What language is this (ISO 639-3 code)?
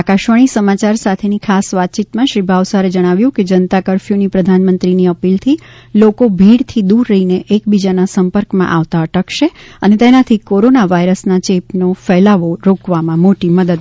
guj